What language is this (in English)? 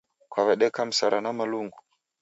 Taita